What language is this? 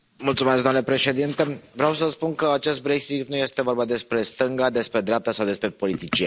Romanian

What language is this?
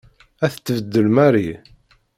Kabyle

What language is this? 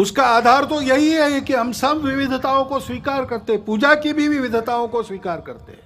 Hindi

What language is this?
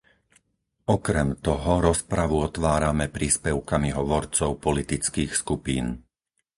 Slovak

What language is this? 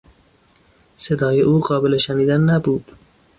Persian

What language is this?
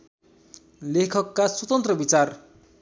Nepali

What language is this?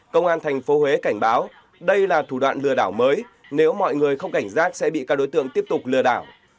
Vietnamese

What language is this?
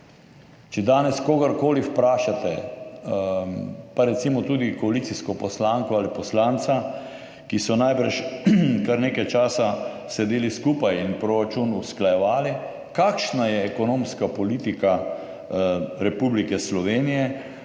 Slovenian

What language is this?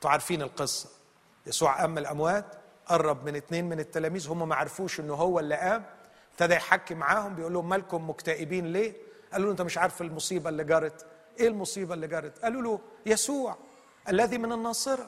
Arabic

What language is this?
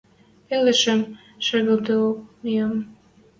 Western Mari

